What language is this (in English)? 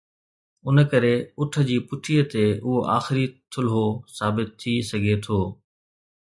Sindhi